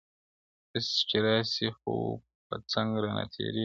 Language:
Pashto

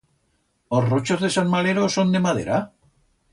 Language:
Aragonese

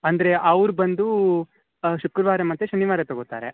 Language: Kannada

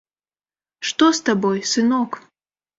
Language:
Belarusian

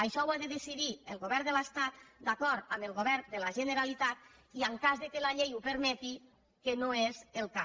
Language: Catalan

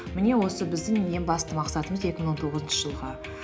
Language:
Kazakh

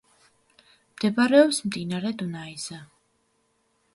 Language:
Georgian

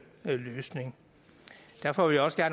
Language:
Danish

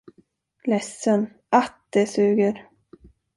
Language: Swedish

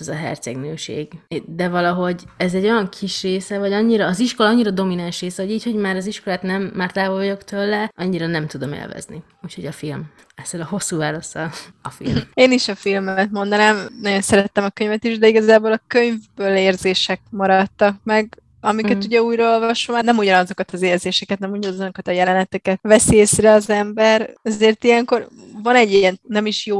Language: Hungarian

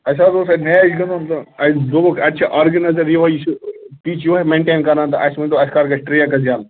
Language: Kashmiri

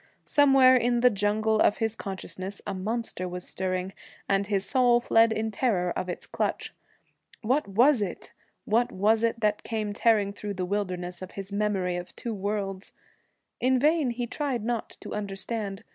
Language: English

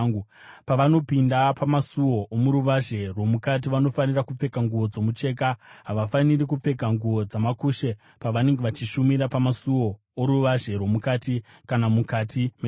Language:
Shona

